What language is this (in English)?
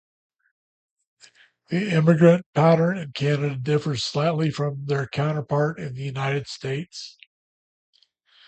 English